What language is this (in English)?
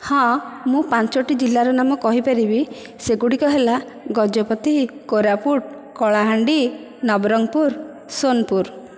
Odia